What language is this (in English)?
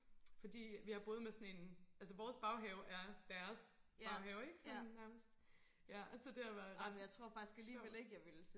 Danish